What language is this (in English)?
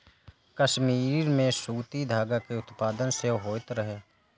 Maithili